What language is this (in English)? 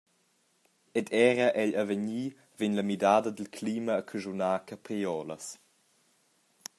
Romansh